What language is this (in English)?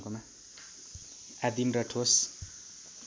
Nepali